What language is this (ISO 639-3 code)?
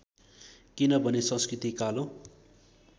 nep